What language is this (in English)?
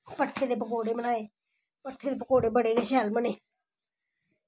Dogri